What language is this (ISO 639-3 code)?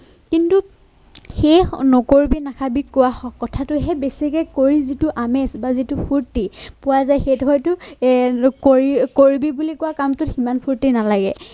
asm